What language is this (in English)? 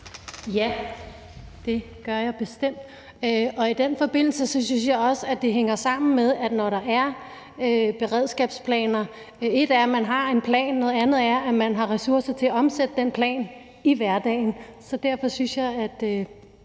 Danish